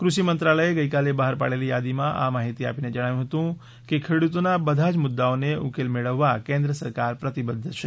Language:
Gujarati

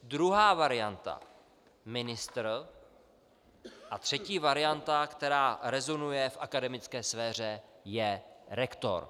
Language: Czech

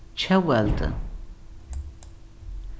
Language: Faroese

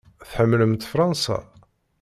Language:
Kabyle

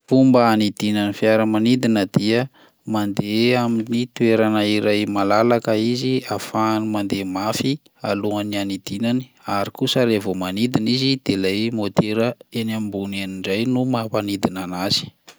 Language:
Malagasy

